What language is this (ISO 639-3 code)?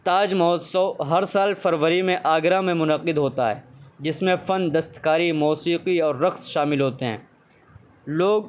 urd